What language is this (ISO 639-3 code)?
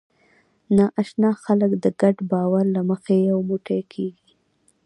pus